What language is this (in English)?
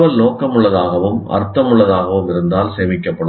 Tamil